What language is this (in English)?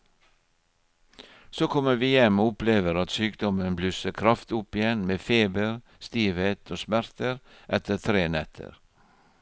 Norwegian